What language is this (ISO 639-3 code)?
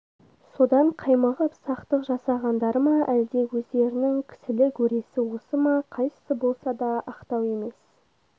kaz